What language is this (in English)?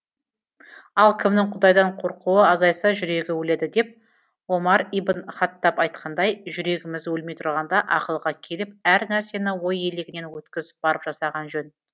Kazakh